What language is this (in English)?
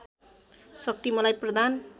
Nepali